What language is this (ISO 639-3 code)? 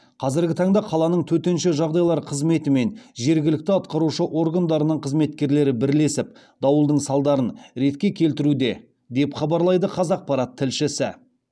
kaz